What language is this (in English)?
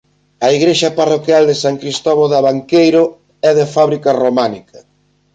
Galician